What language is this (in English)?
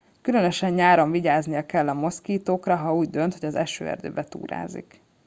Hungarian